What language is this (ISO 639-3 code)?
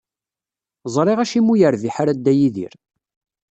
kab